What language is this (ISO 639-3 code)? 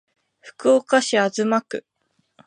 jpn